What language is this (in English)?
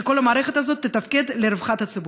Hebrew